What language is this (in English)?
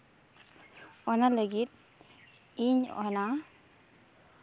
Santali